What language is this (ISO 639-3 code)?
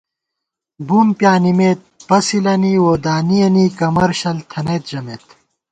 gwt